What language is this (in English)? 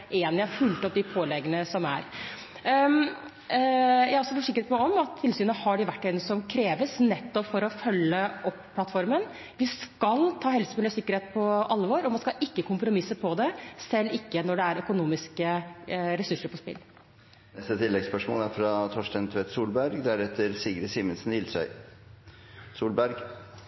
Norwegian